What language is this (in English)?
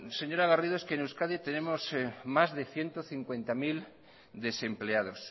Spanish